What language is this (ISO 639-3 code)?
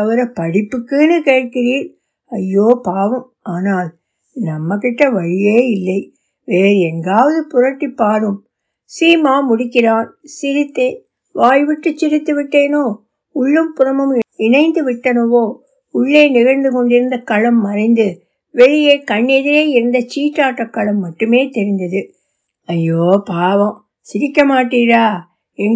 tam